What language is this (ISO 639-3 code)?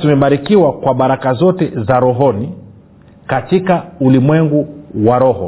swa